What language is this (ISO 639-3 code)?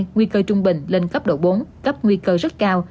vie